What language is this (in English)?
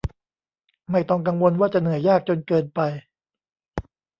Thai